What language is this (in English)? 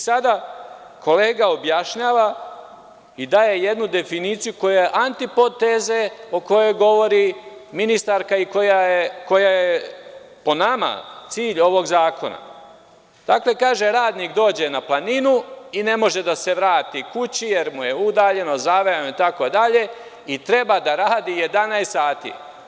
Serbian